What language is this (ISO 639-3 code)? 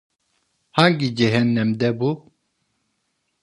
tur